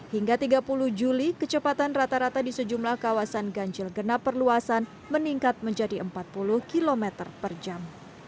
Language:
Indonesian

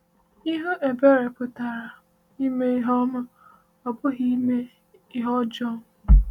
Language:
Igbo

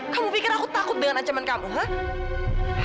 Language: Indonesian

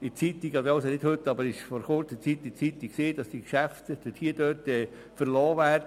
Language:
Swiss German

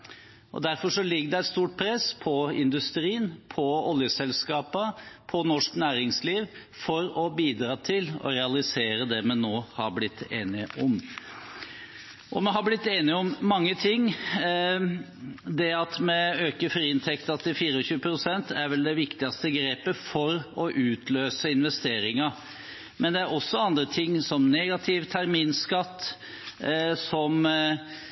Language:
Norwegian Bokmål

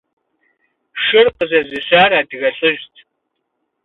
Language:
Kabardian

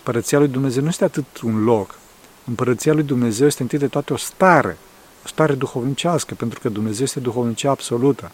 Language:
Romanian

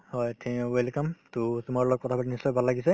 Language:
Assamese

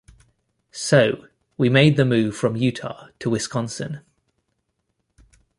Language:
English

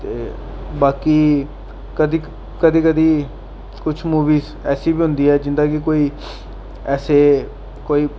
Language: Dogri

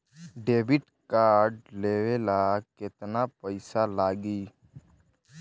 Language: Bhojpuri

